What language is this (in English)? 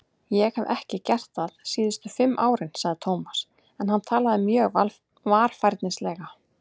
Icelandic